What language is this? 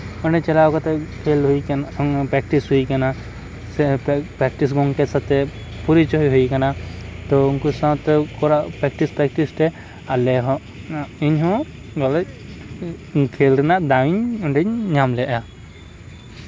Santali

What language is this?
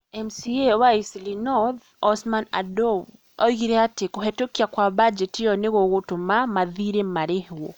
Kikuyu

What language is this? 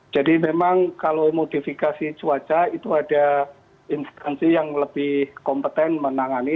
Indonesian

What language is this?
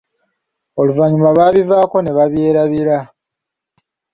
Ganda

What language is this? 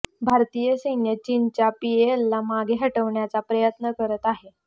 Marathi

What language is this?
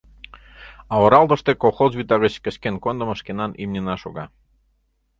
Mari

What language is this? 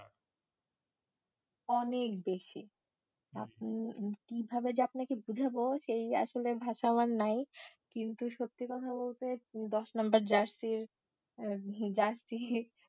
Bangla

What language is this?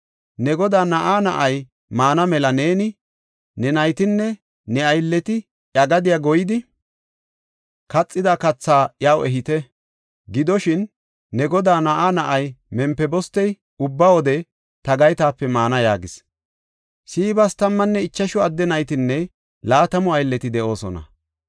Gofa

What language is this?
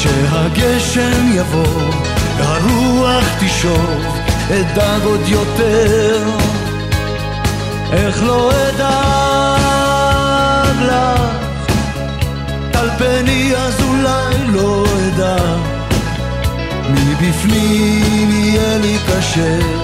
Hebrew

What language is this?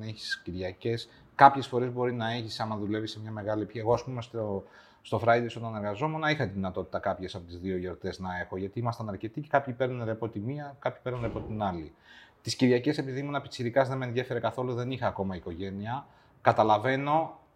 Greek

